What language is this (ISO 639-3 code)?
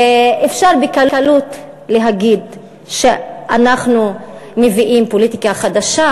heb